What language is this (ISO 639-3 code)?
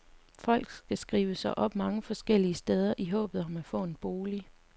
dan